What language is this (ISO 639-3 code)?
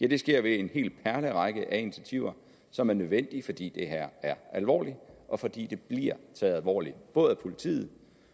dan